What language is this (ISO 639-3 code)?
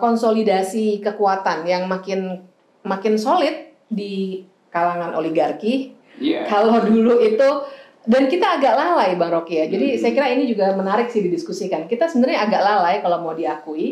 ind